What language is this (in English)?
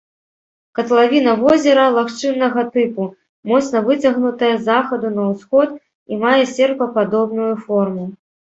Belarusian